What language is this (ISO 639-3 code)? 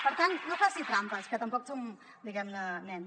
cat